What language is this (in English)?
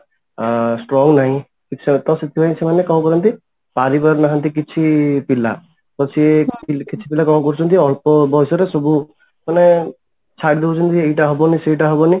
Odia